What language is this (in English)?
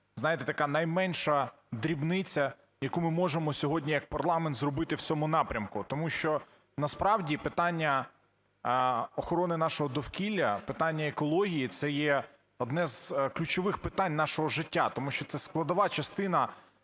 Ukrainian